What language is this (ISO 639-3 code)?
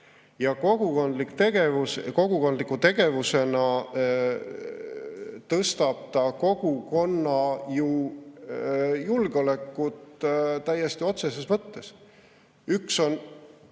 est